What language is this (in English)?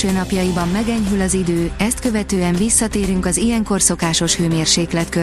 Hungarian